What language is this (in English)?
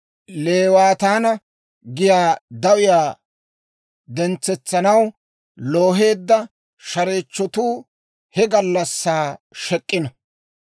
Dawro